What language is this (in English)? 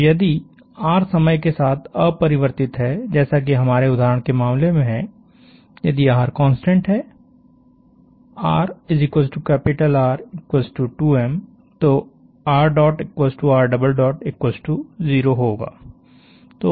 Hindi